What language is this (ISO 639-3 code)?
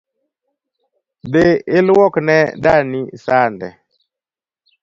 luo